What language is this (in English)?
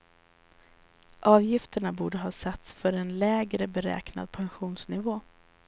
Swedish